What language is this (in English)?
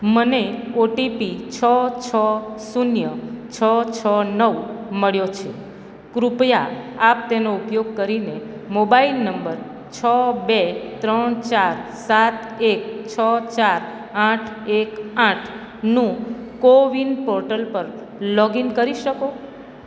Gujarati